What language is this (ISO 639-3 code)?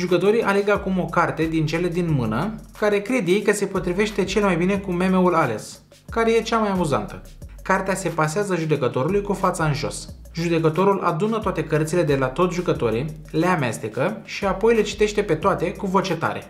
ron